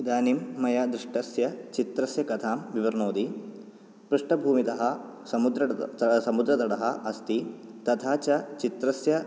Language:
Sanskrit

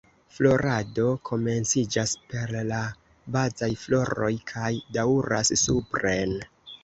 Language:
Esperanto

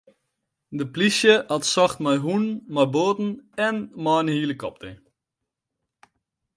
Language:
Western Frisian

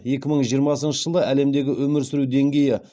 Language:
Kazakh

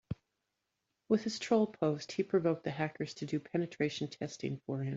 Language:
English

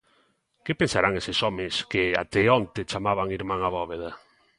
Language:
Galician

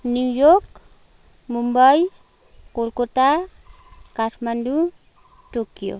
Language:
Nepali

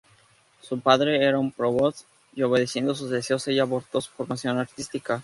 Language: Spanish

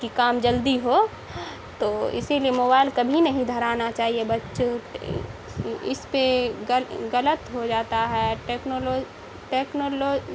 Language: Urdu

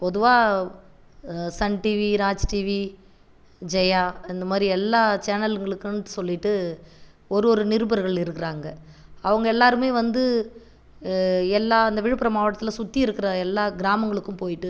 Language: Tamil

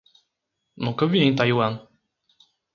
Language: Portuguese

